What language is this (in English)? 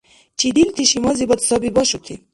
Dargwa